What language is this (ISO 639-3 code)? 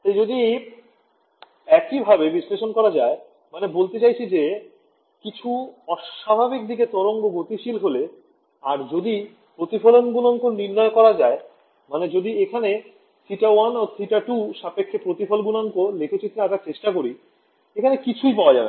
ben